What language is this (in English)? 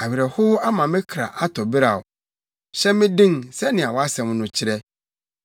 Akan